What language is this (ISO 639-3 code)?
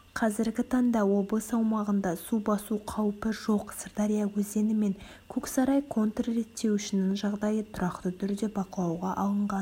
kaz